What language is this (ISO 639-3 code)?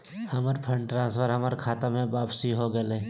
mag